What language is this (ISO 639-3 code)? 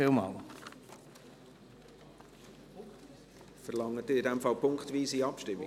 gsw